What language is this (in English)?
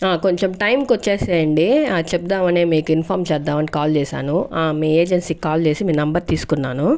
Telugu